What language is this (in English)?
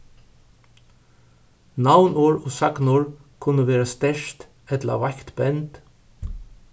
Faroese